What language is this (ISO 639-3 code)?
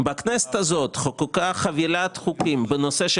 heb